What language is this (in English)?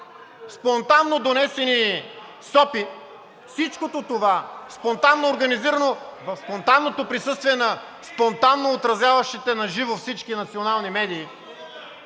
Bulgarian